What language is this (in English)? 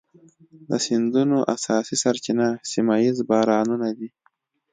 Pashto